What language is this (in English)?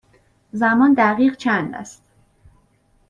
Persian